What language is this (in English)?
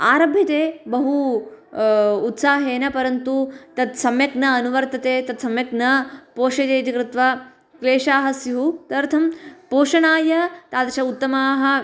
Sanskrit